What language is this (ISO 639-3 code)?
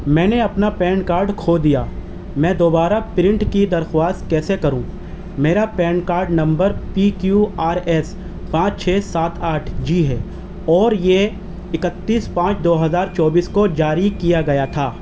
urd